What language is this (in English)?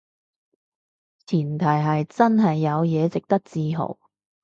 Cantonese